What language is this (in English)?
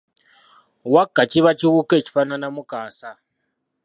Ganda